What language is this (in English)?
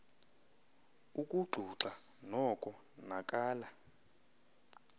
Xhosa